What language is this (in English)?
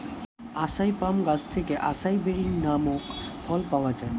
Bangla